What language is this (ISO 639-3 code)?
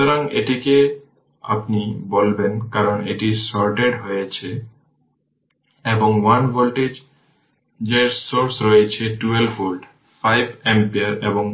ben